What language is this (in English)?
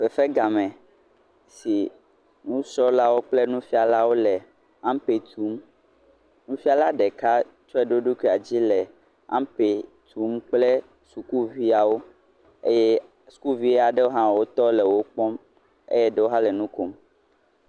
Ewe